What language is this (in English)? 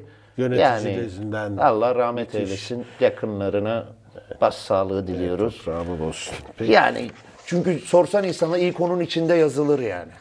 Turkish